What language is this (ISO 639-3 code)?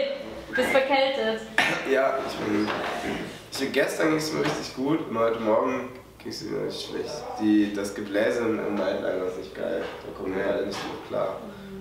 deu